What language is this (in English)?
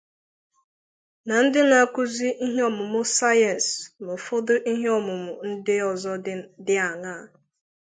Igbo